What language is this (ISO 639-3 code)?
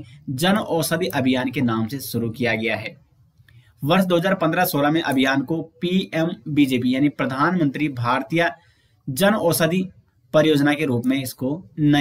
hin